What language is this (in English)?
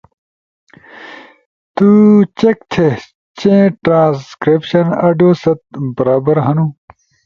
Ushojo